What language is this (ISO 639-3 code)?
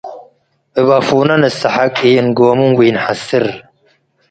tig